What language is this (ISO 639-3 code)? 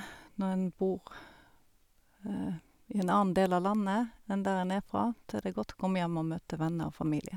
nor